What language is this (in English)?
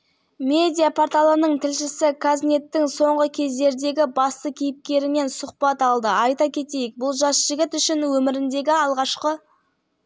Kazakh